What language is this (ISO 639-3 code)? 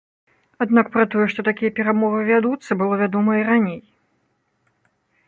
bel